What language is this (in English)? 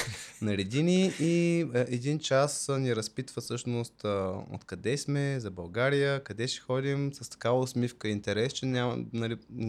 Bulgarian